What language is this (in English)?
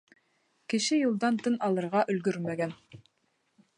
Bashkir